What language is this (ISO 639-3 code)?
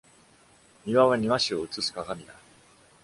jpn